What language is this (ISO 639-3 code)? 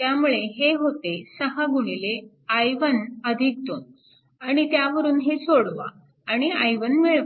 mar